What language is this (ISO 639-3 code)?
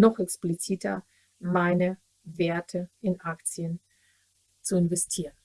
deu